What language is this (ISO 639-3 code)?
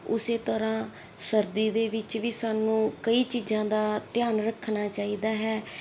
pan